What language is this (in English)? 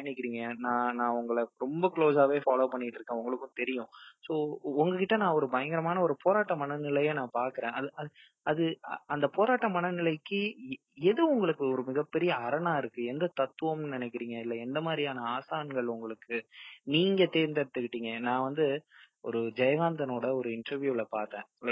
Tamil